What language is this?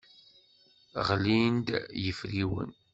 Kabyle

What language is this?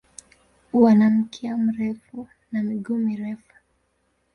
Swahili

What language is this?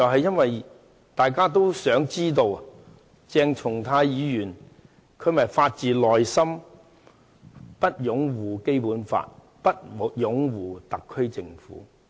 Cantonese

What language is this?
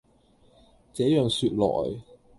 Cantonese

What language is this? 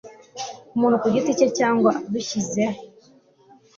Kinyarwanda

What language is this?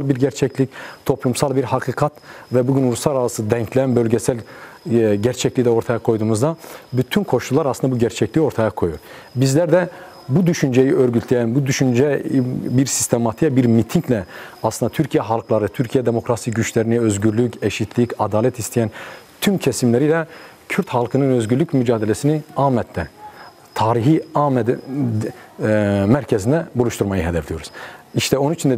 Turkish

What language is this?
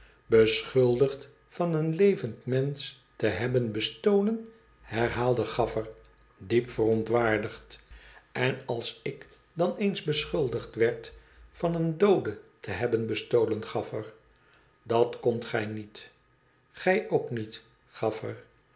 Dutch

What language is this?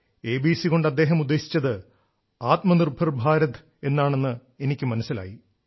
Malayalam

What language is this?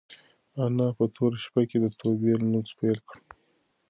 Pashto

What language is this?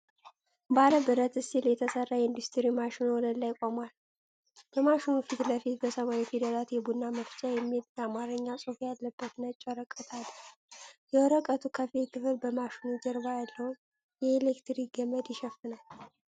Amharic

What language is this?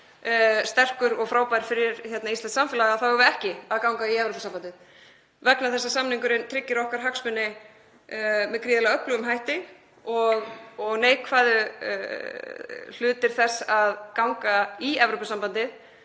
Icelandic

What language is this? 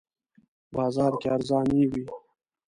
Pashto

